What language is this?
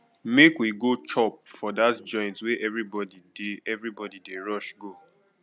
Nigerian Pidgin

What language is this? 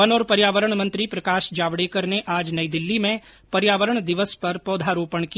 Hindi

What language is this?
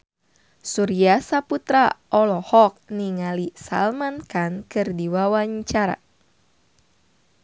Sundanese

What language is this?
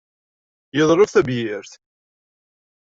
Kabyle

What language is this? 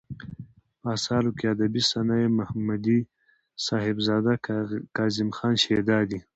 Pashto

